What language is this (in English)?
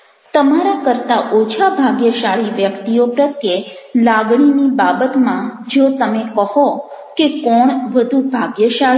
Gujarati